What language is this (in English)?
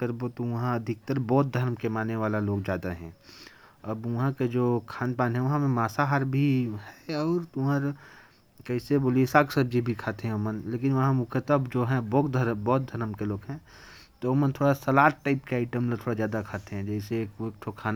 Korwa